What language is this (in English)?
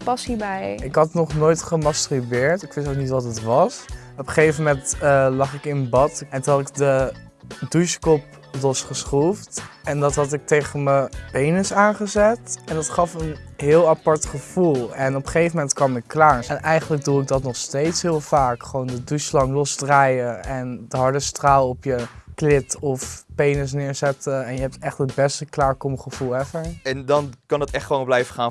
Dutch